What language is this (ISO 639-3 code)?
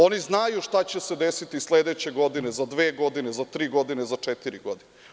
srp